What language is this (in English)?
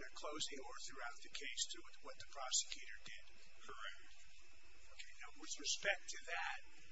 English